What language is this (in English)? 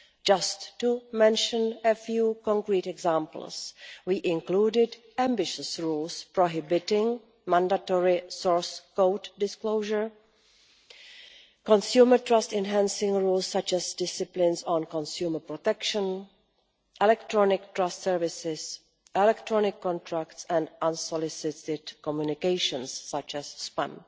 English